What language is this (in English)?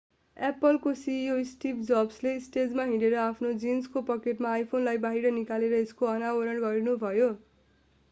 Nepali